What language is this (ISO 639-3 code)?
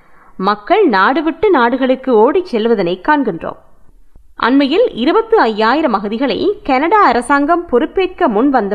tam